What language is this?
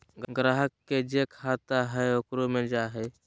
Magahi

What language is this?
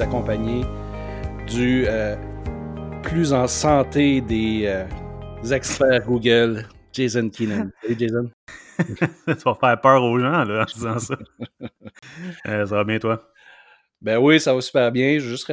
French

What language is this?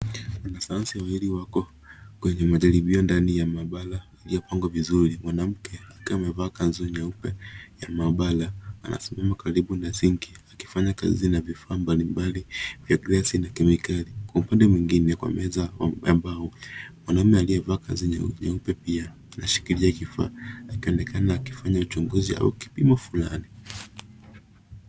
Swahili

